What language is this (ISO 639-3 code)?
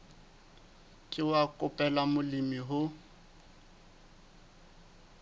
sot